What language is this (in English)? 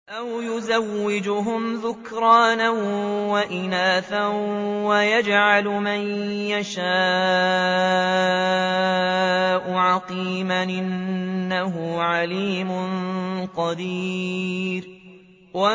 Arabic